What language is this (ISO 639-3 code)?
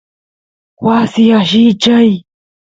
qus